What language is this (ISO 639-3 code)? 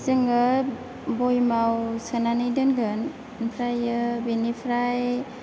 brx